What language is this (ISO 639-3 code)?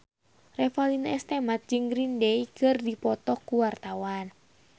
sun